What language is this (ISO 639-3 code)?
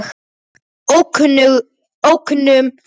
isl